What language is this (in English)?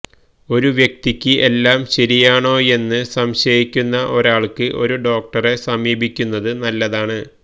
Malayalam